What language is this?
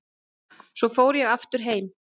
Icelandic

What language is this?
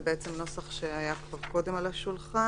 Hebrew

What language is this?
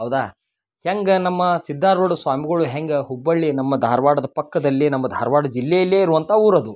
Kannada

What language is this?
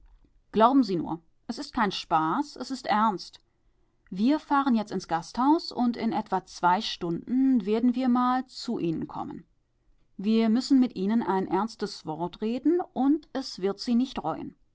German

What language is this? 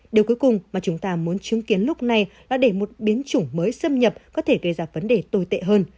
Vietnamese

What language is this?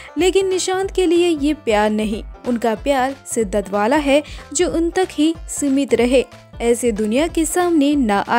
Hindi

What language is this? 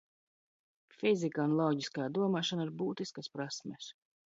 Latvian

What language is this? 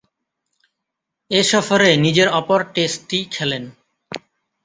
Bangla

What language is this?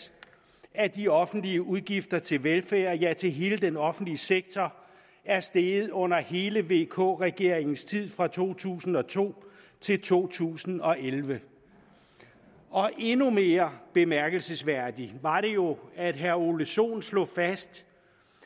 Danish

